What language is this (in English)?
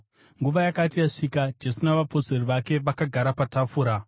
Shona